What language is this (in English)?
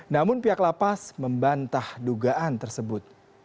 Indonesian